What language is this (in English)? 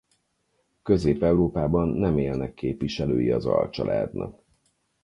Hungarian